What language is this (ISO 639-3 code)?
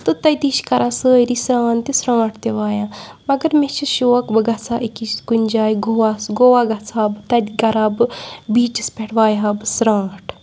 kas